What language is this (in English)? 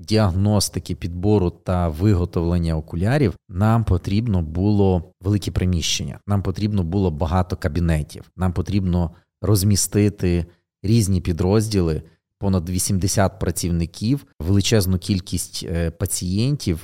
Ukrainian